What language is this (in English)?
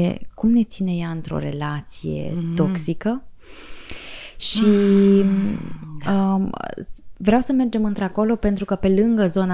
Romanian